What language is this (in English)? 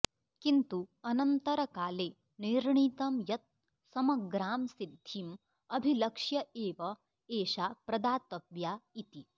Sanskrit